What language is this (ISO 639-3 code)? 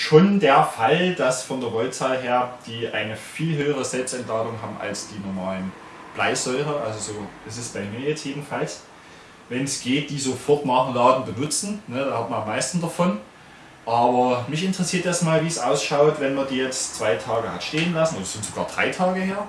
deu